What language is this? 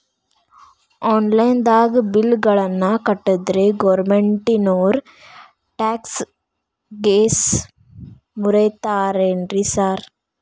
Kannada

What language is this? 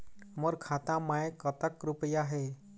Chhattisgarhi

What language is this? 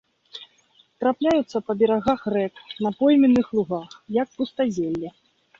Belarusian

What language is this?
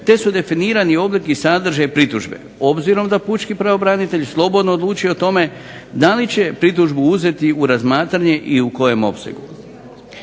Croatian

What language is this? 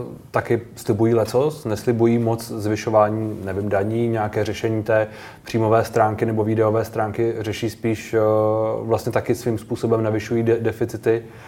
Czech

